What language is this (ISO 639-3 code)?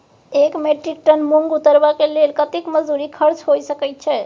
mai